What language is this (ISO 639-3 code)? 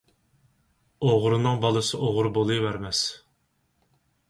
uig